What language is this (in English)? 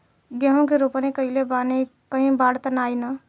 Bhojpuri